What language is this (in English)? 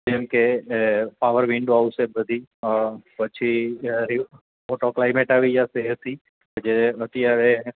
Gujarati